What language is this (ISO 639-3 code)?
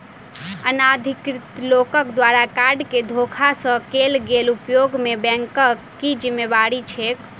mai